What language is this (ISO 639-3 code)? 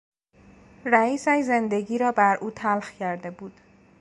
fas